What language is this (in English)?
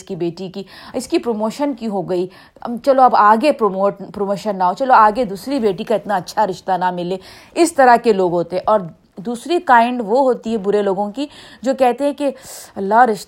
Urdu